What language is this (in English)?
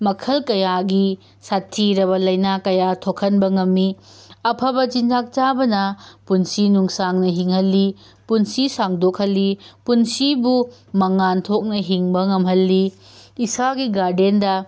Manipuri